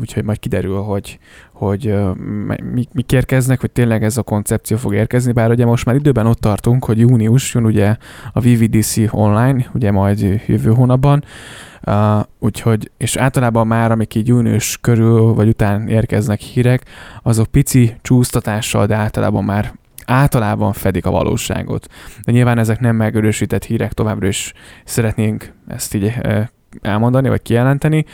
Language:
Hungarian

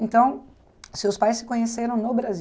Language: Portuguese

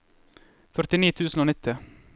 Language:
Norwegian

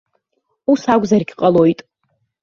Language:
Abkhazian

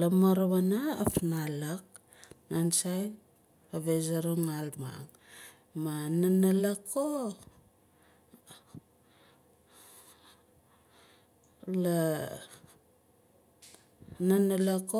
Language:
Nalik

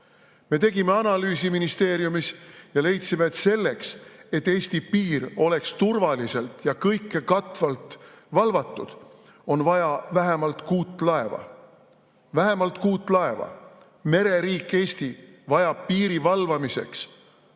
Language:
Estonian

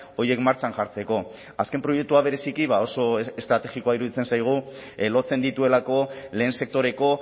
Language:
Basque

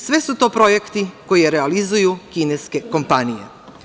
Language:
Serbian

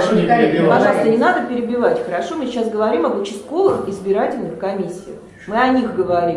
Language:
Russian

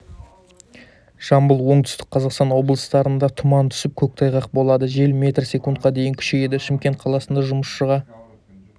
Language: Kazakh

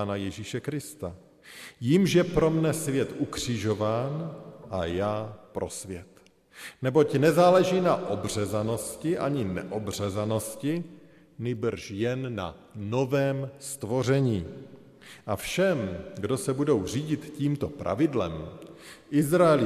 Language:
Czech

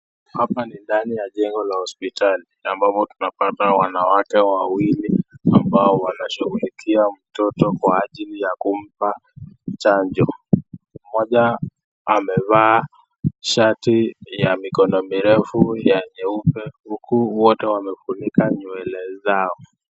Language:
Swahili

